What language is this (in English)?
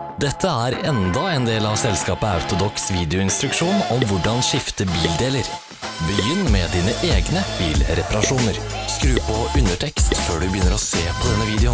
Dutch